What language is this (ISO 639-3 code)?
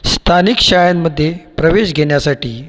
mar